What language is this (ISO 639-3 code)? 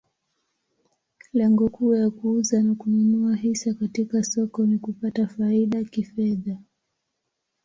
swa